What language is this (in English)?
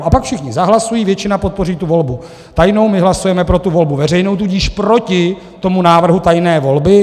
Czech